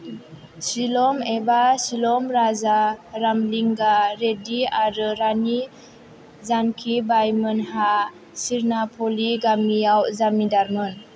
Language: Bodo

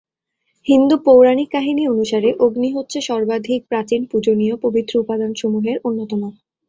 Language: Bangla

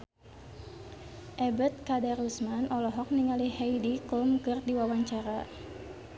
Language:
Sundanese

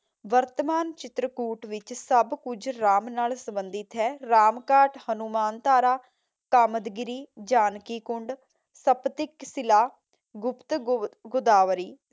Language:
Punjabi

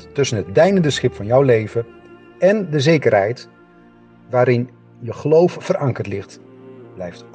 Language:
Dutch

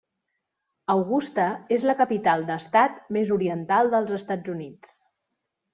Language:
Catalan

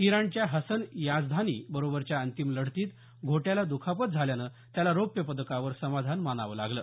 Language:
Marathi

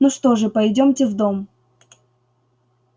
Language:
Russian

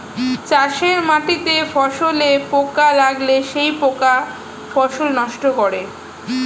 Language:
Bangla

